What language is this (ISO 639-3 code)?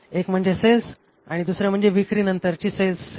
mar